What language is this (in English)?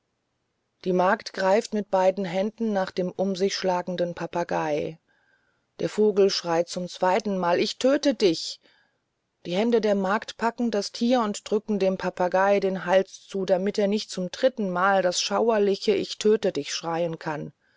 German